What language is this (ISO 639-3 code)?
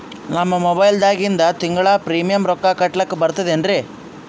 kan